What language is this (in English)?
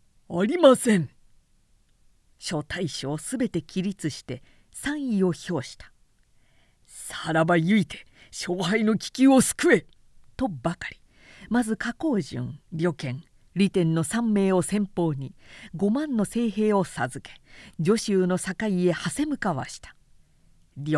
Japanese